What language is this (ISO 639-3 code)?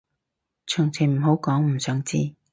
yue